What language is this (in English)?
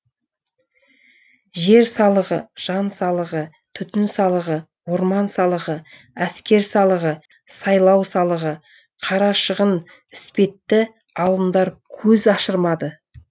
Kazakh